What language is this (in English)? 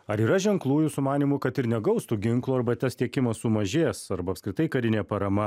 Lithuanian